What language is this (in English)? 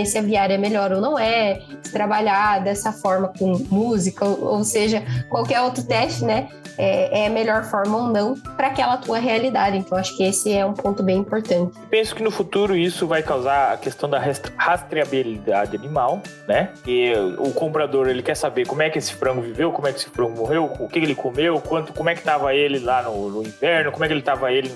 Portuguese